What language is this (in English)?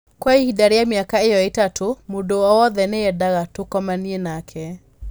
Kikuyu